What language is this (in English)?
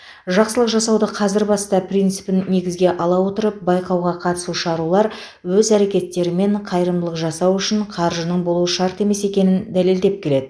Kazakh